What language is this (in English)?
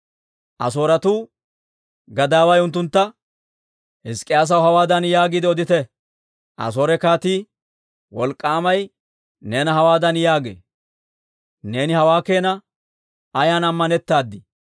Dawro